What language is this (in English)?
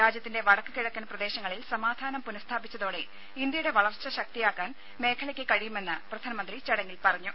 Malayalam